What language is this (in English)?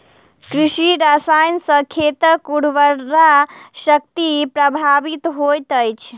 Maithili